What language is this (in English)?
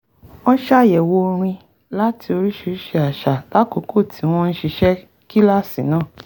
Yoruba